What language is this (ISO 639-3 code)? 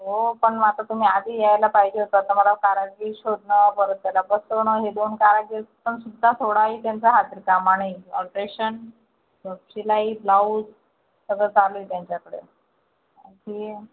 mar